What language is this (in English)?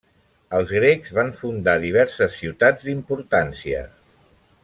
Catalan